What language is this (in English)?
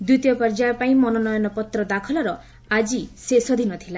Odia